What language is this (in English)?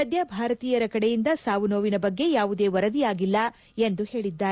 Kannada